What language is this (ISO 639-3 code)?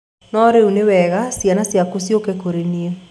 kik